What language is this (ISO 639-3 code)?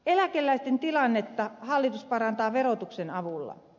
fin